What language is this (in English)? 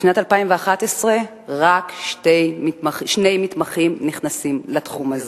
Hebrew